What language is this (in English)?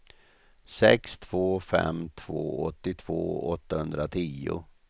Swedish